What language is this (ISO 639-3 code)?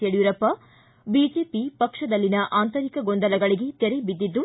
kan